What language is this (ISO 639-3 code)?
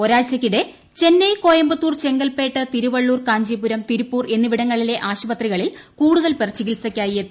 mal